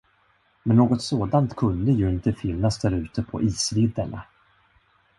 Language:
Swedish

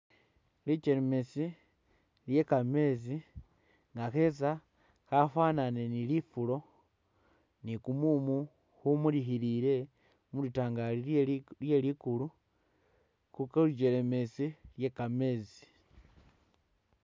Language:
Masaaba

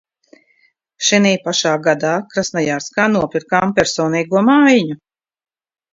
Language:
Latvian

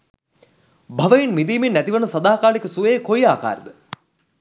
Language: Sinhala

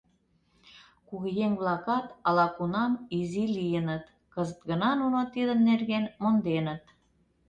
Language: Mari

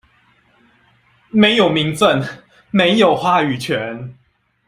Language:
Chinese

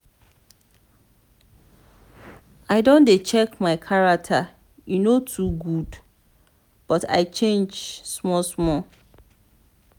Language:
Nigerian Pidgin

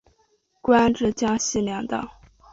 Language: Chinese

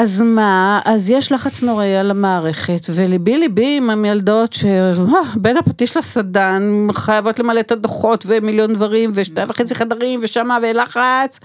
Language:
Hebrew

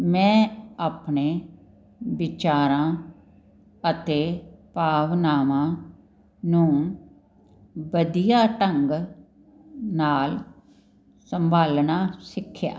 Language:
Punjabi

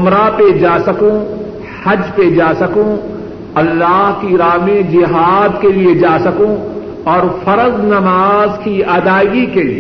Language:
Urdu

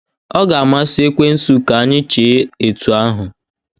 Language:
Igbo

